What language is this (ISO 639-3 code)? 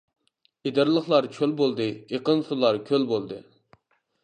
uig